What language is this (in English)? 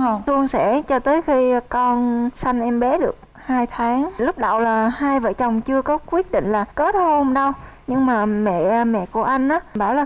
Vietnamese